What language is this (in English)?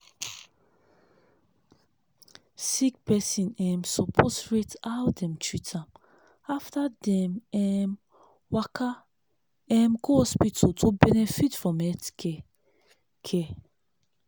Nigerian Pidgin